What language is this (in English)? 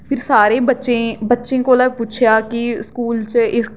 Dogri